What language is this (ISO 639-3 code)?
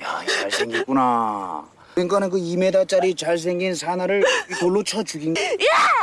kor